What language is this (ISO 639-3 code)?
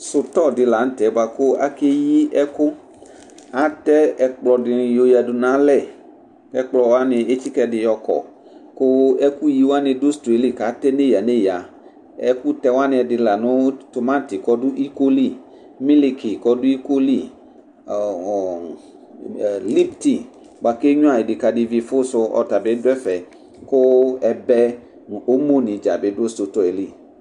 kpo